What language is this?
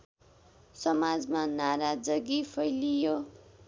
Nepali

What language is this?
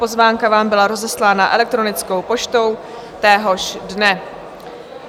Czech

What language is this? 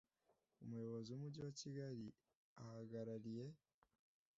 Kinyarwanda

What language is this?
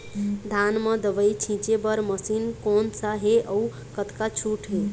Chhattisgarhi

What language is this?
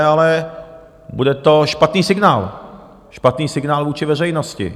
Czech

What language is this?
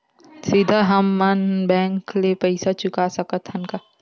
Chhattisgarhi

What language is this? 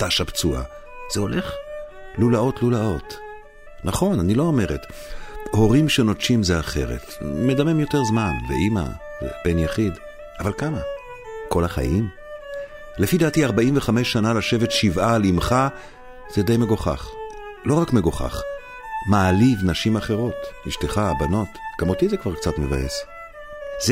Hebrew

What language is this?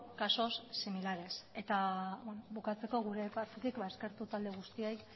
Basque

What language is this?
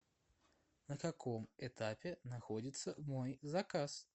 Russian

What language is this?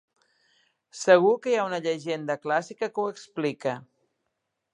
Catalan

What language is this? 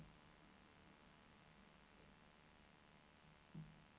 Swedish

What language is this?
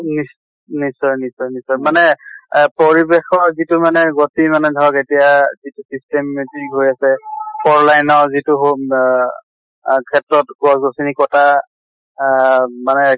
Assamese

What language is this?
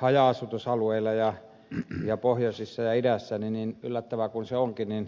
Finnish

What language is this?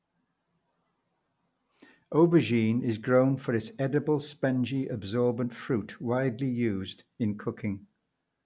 English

